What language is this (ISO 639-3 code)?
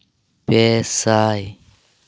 sat